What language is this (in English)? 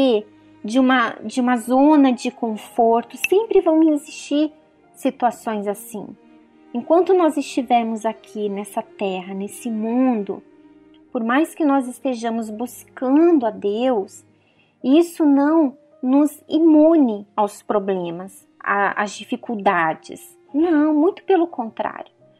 Portuguese